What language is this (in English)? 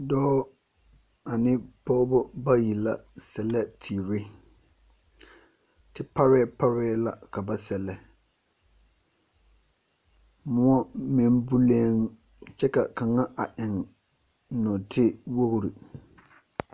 Southern Dagaare